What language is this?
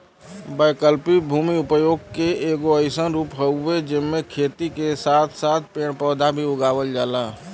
Bhojpuri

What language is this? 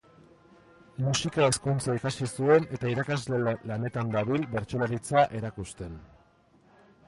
Basque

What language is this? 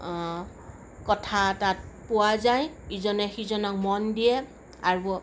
Assamese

